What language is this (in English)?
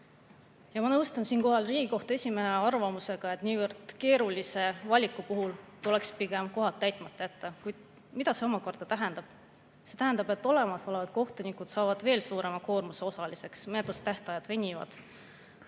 Estonian